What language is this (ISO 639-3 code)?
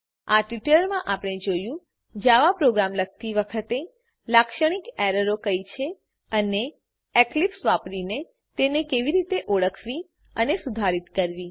guj